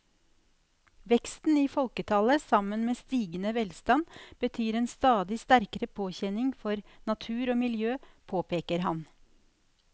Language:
Norwegian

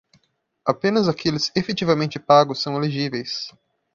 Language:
Portuguese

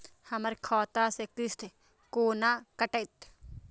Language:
Maithili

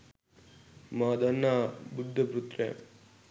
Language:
Sinhala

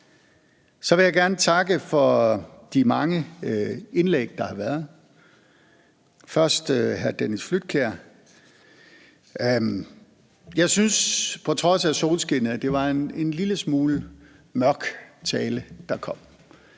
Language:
Danish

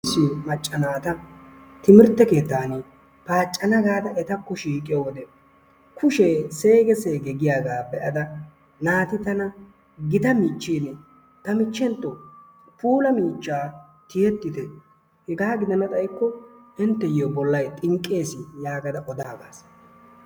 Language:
Wolaytta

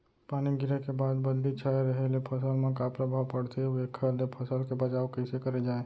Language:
Chhattisgarhi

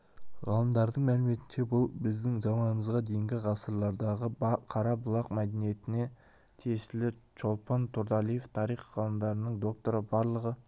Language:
Kazakh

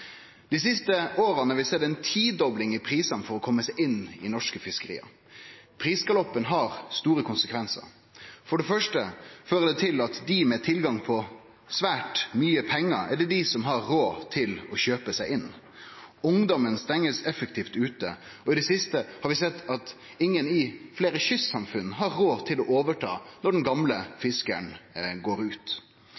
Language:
Norwegian Nynorsk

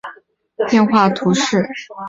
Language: Chinese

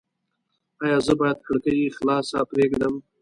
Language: Pashto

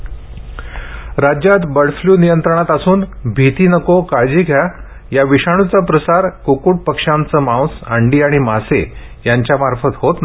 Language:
Marathi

